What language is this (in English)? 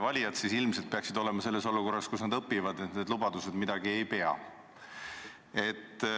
Estonian